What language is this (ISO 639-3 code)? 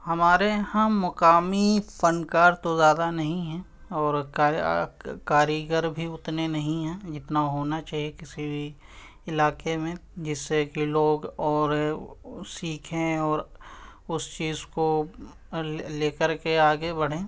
urd